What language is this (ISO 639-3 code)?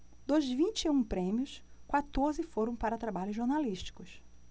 por